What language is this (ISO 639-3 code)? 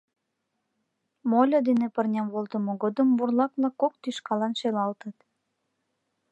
chm